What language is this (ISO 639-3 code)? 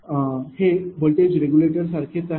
mar